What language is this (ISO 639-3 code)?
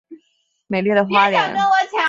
zho